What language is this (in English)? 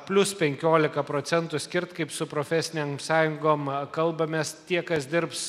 Lithuanian